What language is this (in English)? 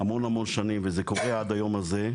Hebrew